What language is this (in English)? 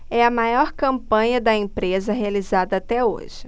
Portuguese